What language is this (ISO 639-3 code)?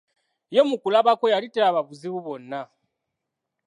lug